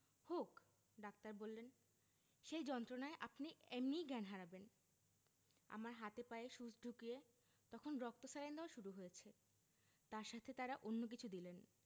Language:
Bangla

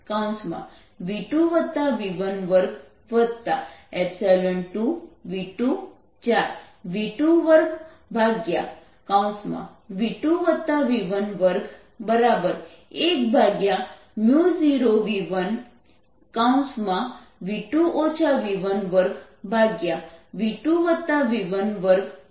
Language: Gujarati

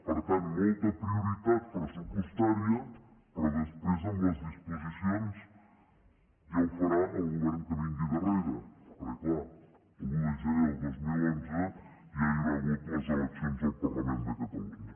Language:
Catalan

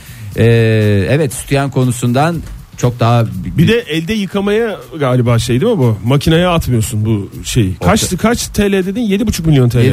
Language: Turkish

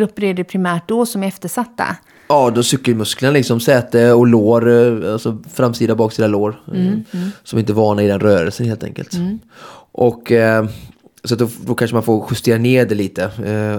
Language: Swedish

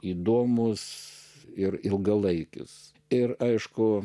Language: Lithuanian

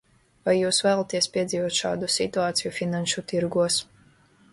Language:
Latvian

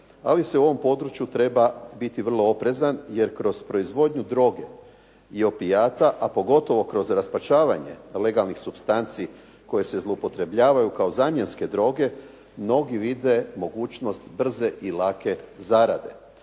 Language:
Croatian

